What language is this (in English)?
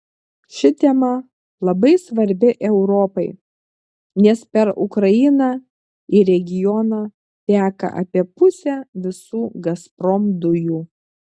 Lithuanian